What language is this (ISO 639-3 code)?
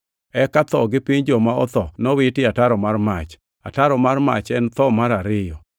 luo